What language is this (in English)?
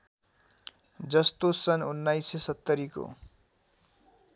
Nepali